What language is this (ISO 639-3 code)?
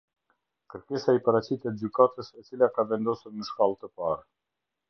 sqi